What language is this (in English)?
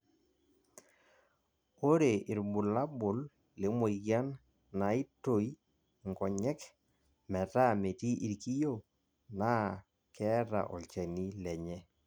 Masai